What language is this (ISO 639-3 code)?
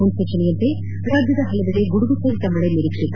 kan